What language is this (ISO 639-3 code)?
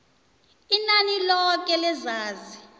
nbl